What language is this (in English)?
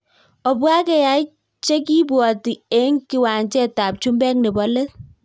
Kalenjin